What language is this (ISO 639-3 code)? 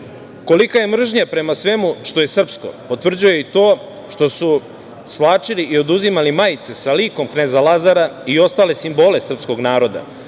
srp